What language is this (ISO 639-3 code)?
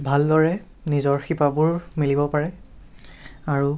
asm